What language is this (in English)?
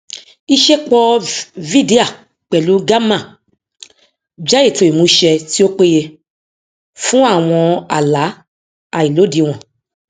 Yoruba